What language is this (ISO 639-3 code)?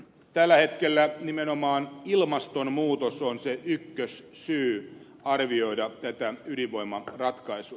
fin